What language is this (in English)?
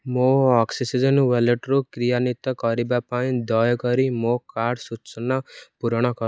Odia